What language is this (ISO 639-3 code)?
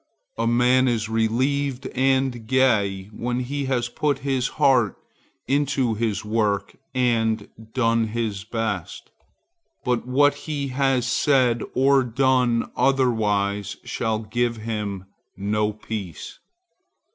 eng